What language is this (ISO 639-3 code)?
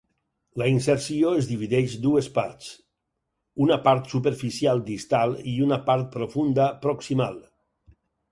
cat